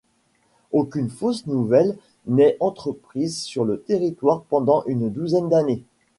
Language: French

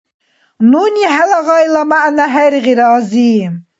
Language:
Dargwa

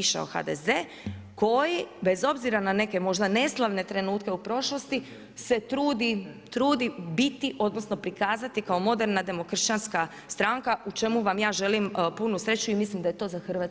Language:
Croatian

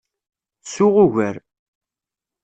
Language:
Kabyle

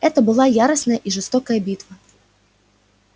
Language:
Russian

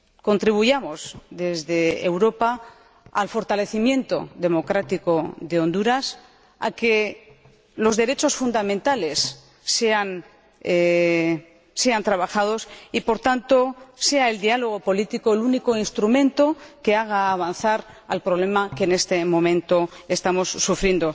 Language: Spanish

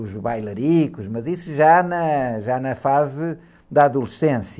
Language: Portuguese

